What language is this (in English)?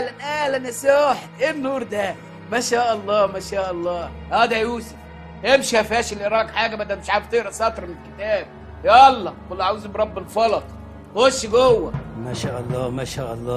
Arabic